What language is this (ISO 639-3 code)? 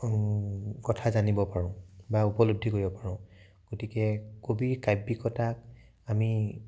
asm